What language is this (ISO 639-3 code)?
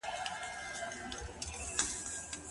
pus